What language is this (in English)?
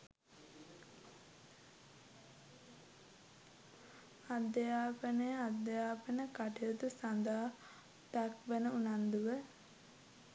Sinhala